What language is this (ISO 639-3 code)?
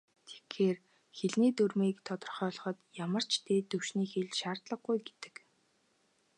mon